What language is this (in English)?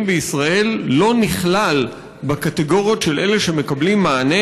Hebrew